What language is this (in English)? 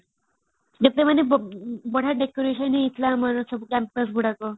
Odia